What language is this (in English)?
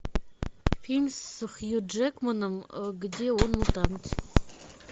Russian